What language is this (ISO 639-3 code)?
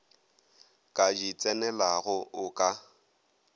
nso